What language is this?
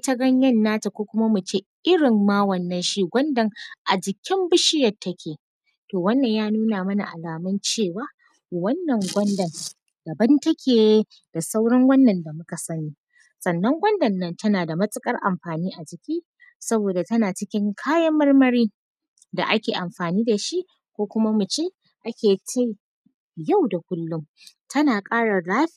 Hausa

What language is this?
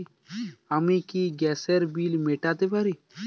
Bangla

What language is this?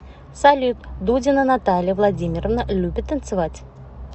Russian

